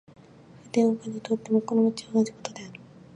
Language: Japanese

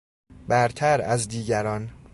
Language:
Persian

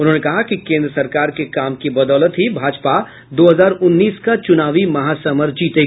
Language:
Hindi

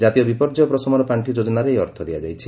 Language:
Odia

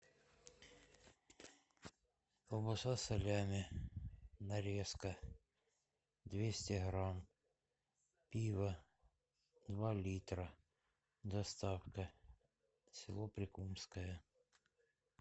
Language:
Russian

